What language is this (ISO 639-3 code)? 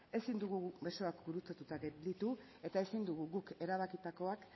eus